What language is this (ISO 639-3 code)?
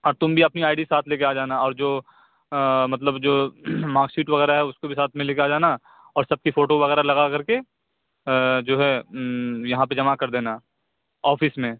urd